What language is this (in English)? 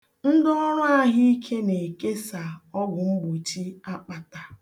Igbo